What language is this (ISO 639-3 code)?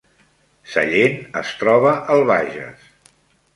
cat